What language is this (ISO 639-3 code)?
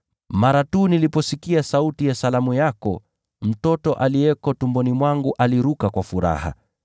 swa